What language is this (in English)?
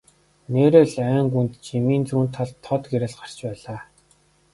Mongolian